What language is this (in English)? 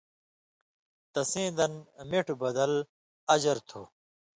Indus Kohistani